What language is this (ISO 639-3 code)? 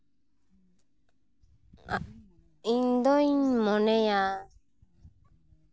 sat